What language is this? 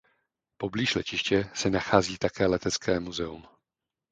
Czech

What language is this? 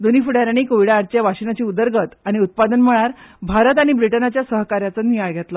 Konkani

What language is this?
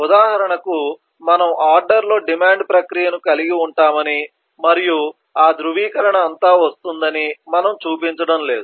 Telugu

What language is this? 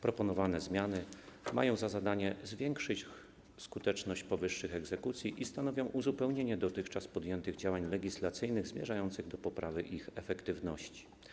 Polish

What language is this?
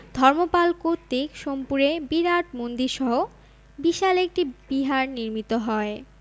Bangla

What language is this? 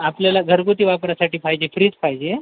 Marathi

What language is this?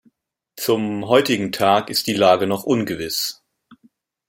German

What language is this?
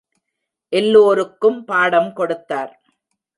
Tamil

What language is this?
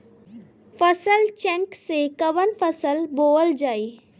Bhojpuri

